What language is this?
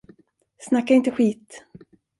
Swedish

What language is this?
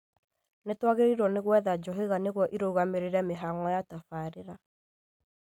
Kikuyu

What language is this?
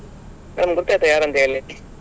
Kannada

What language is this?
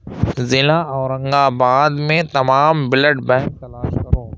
Urdu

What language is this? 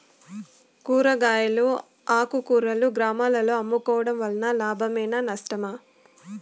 Telugu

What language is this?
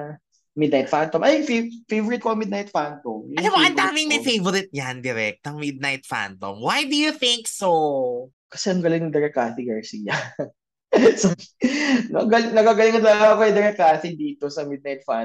Filipino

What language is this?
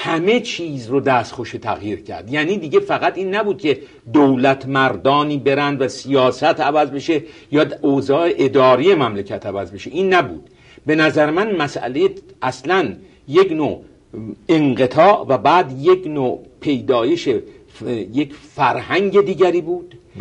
Persian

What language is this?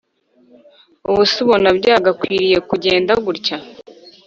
Kinyarwanda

